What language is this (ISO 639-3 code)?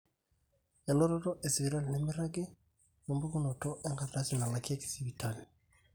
mas